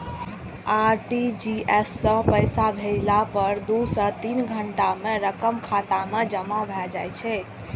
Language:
Maithili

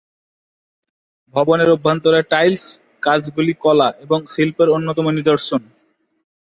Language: Bangla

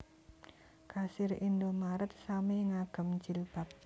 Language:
Javanese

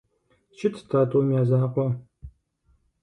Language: Kabardian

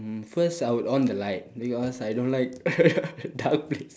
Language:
English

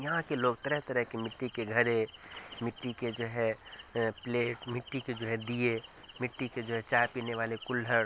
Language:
Urdu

